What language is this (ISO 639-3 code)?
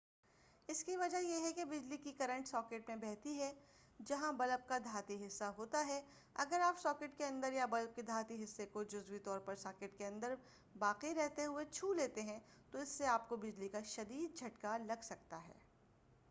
urd